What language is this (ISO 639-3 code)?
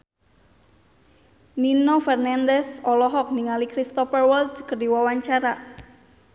sun